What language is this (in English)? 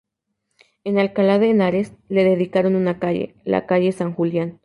Spanish